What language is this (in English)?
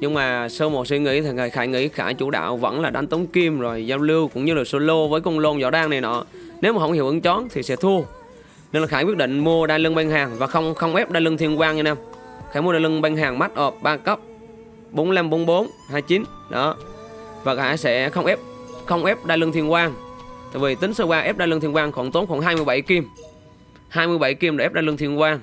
Vietnamese